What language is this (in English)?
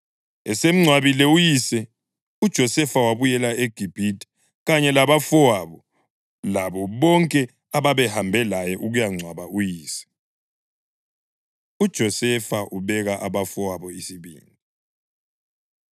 North Ndebele